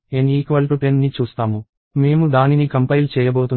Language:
Telugu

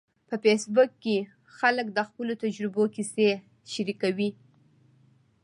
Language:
Pashto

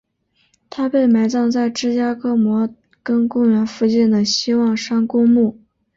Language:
Chinese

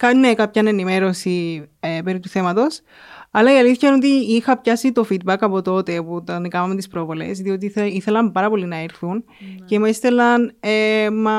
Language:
Greek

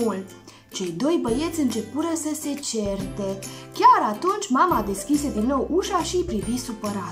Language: Romanian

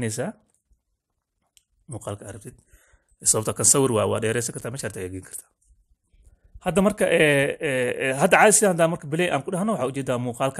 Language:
Arabic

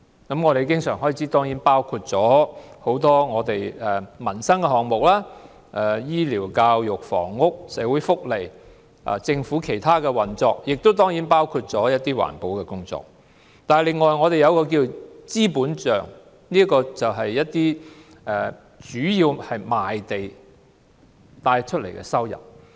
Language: Cantonese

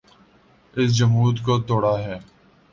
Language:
Urdu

